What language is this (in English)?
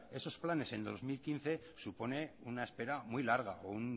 Spanish